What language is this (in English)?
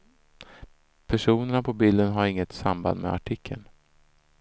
Swedish